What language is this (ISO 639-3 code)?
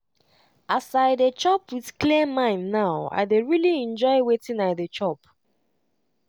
pcm